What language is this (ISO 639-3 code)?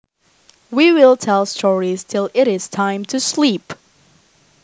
jav